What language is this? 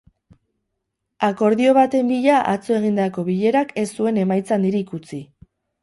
Basque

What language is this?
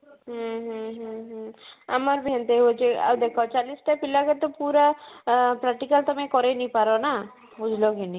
Odia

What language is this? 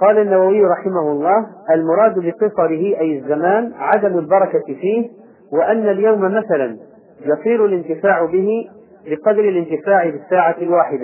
Arabic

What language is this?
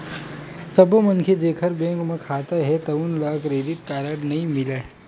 Chhattisgarhi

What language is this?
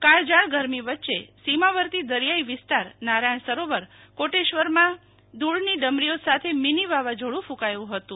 Gujarati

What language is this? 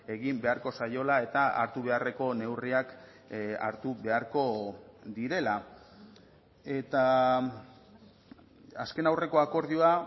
Basque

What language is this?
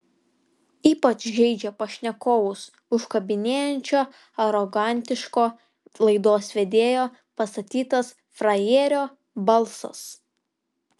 Lithuanian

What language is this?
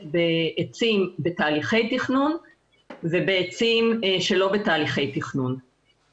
Hebrew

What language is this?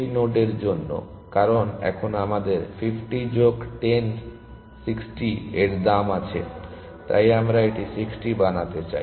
Bangla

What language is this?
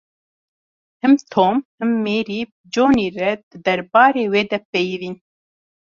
Kurdish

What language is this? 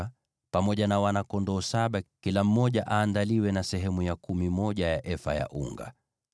Swahili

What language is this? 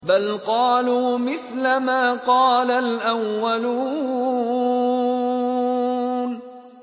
Arabic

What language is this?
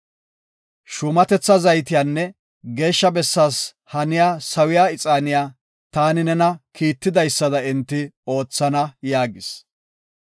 Gofa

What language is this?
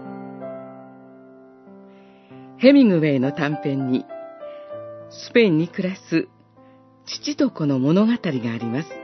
Japanese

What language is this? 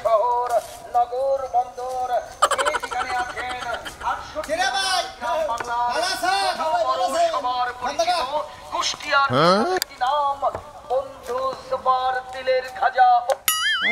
Arabic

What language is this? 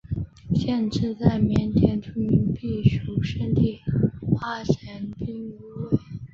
Chinese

